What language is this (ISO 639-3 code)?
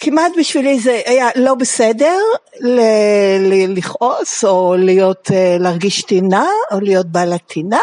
heb